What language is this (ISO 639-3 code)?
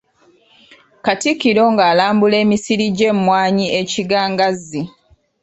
lug